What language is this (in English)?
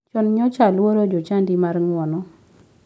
Luo (Kenya and Tanzania)